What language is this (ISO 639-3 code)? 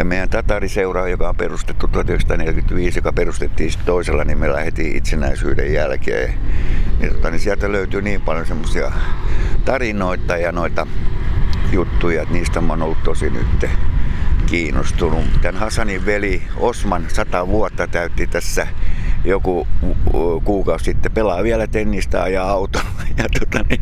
fin